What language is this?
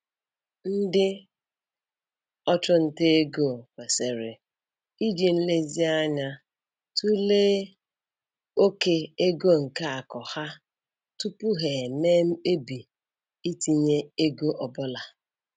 Igbo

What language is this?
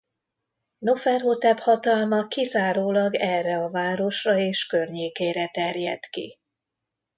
Hungarian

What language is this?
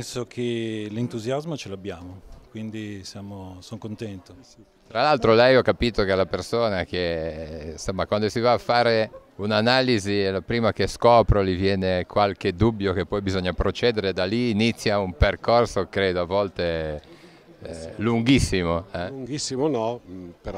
Italian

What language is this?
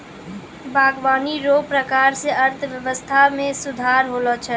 Maithili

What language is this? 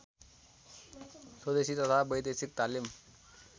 Nepali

